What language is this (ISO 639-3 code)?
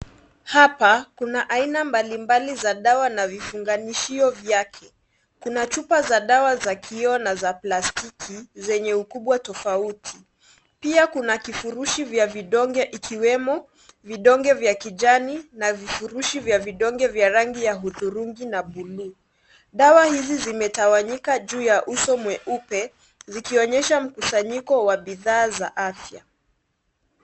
swa